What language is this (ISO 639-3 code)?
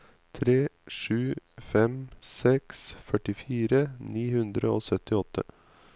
nor